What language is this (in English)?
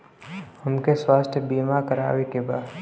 Bhojpuri